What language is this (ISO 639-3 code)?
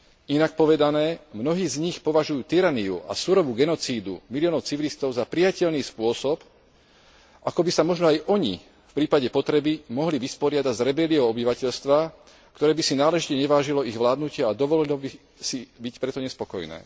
slk